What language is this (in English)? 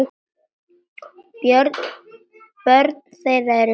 Icelandic